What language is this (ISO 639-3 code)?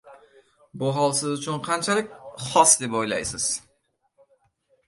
uzb